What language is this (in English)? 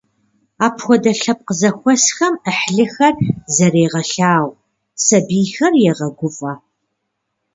Kabardian